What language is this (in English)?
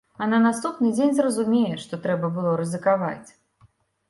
Belarusian